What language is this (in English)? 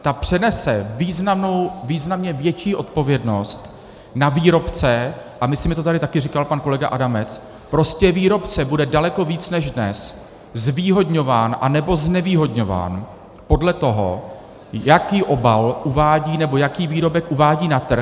Czech